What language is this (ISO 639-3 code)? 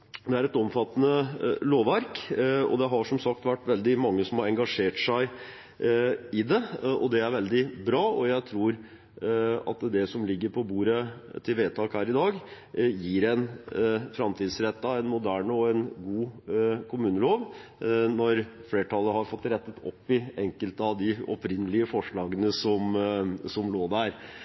nob